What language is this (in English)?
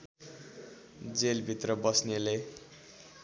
Nepali